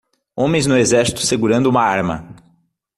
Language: Portuguese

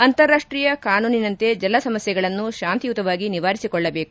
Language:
Kannada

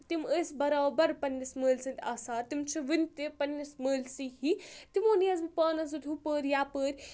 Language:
Kashmiri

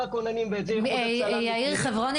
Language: Hebrew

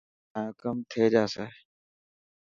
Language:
Dhatki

